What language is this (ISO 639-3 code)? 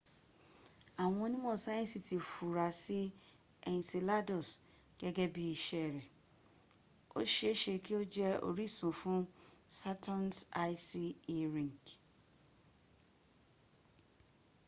yor